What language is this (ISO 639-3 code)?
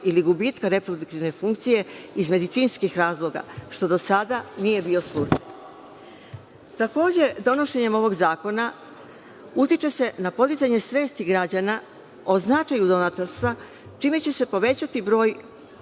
srp